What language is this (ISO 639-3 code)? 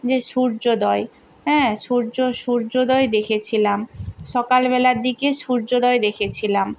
ben